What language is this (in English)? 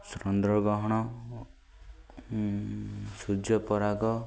Odia